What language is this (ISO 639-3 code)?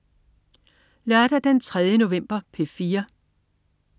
dan